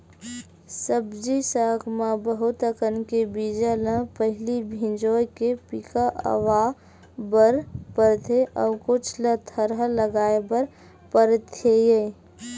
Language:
Chhattisgarhi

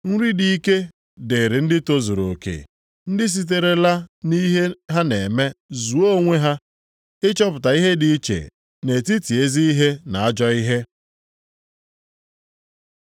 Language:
Igbo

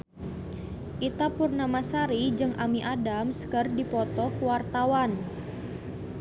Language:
Sundanese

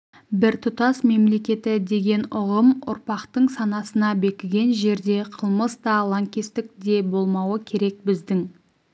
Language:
Kazakh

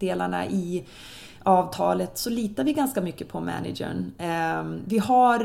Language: Swedish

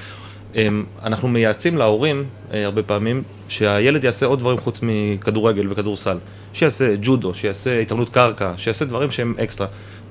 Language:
Hebrew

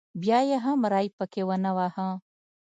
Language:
Pashto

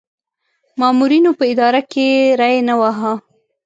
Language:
Pashto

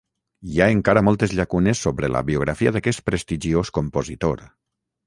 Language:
Catalan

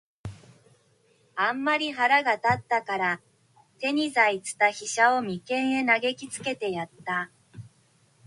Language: Japanese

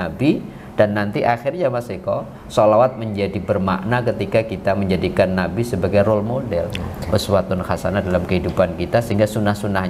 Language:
Indonesian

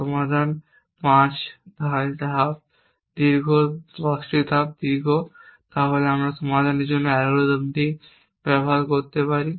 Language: Bangla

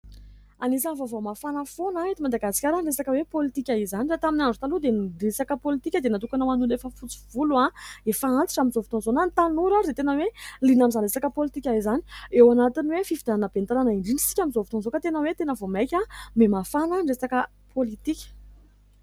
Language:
Malagasy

